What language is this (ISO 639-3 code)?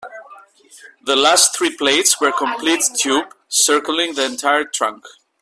eng